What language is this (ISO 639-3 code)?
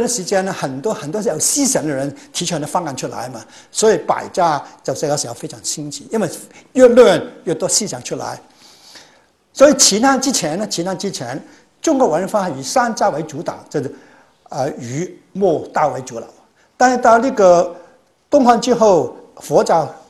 zho